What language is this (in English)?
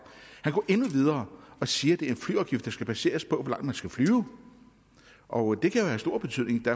Danish